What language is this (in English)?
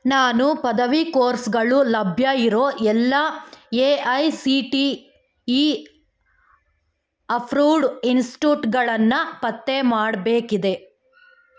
Kannada